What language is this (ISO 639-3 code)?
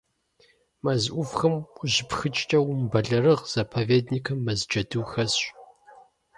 kbd